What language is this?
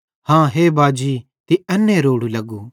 Bhadrawahi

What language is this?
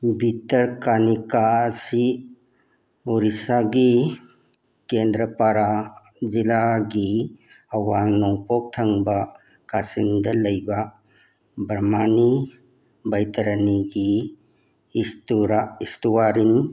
Manipuri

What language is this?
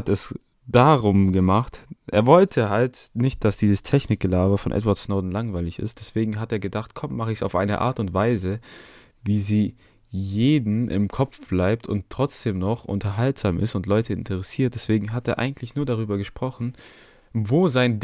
German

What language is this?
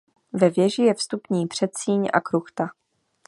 Czech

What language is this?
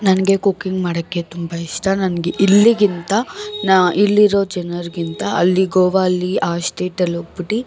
Kannada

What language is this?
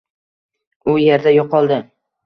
Uzbek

